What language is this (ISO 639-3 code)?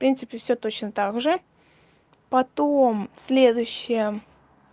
rus